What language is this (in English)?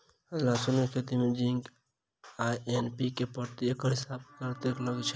Maithili